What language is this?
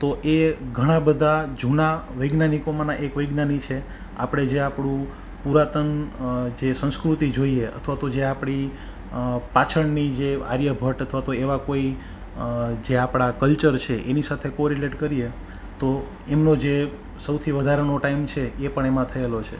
Gujarati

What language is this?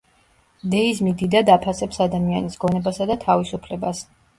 Georgian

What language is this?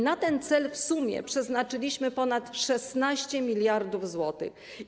Polish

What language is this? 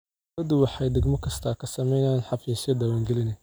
Somali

